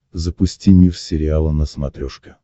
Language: Russian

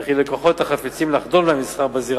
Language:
Hebrew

